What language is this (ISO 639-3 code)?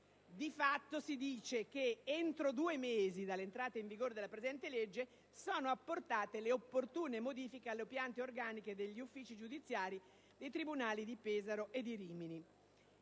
ita